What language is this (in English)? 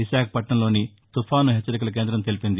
Telugu